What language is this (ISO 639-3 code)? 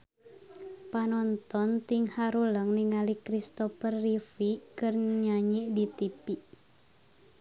sun